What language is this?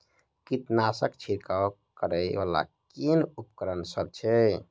Maithili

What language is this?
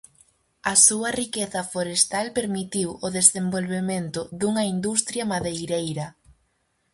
Galician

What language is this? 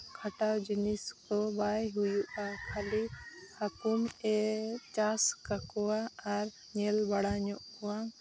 Santali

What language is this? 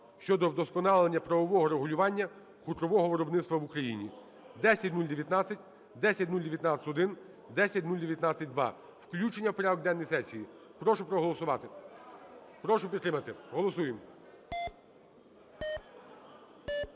Ukrainian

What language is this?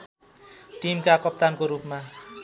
Nepali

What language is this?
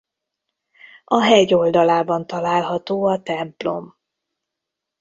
Hungarian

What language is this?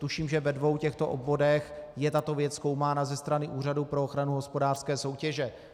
Czech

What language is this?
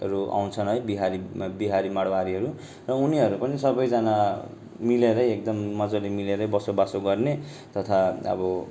Nepali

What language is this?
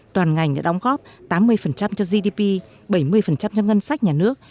Vietnamese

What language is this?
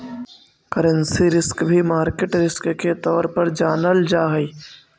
Magahi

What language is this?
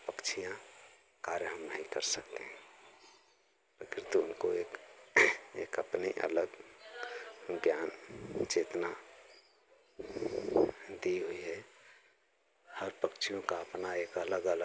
Hindi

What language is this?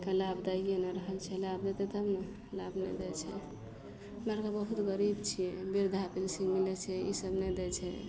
Maithili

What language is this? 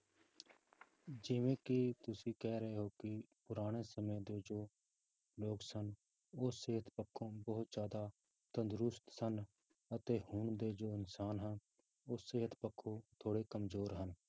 Punjabi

